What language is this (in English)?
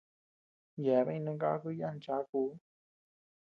Tepeuxila Cuicatec